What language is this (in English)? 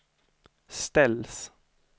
Swedish